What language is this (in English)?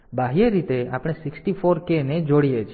Gujarati